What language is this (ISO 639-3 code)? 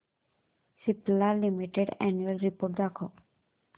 mar